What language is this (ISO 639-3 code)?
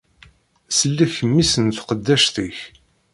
kab